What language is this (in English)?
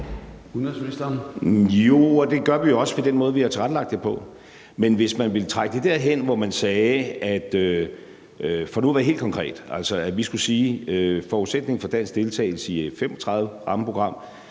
Danish